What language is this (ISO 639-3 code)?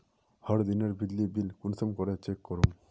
mag